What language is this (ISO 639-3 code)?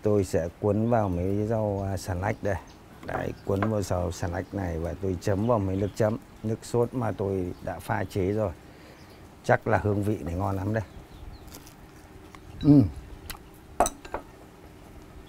vie